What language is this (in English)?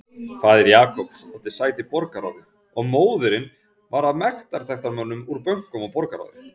Icelandic